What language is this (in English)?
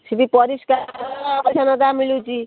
Odia